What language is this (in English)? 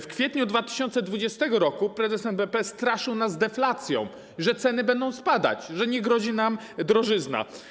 Polish